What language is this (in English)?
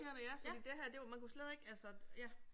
Danish